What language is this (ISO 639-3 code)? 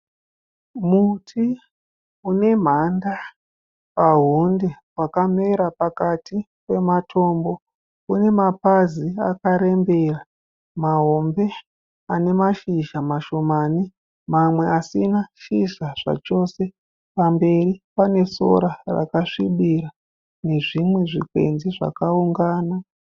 sna